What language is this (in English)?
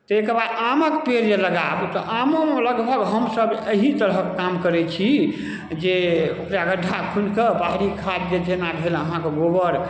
Maithili